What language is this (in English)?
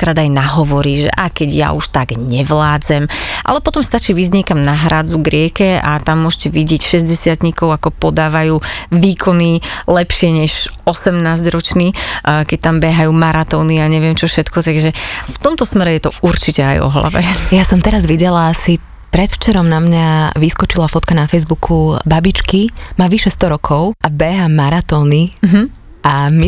Slovak